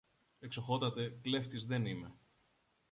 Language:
Greek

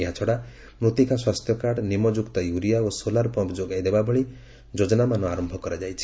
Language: Odia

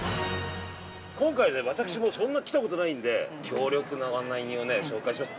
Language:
Japanese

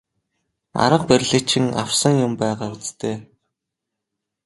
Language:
Mongolian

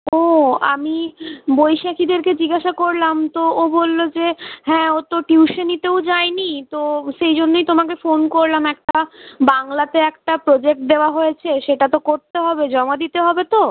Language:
Bangla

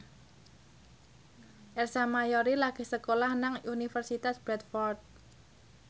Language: Javanese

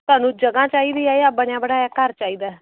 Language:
Punjabi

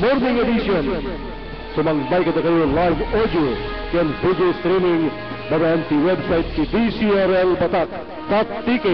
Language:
Filipino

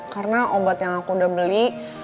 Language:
Indonesian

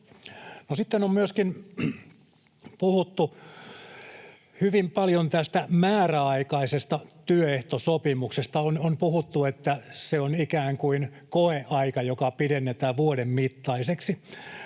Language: Finnish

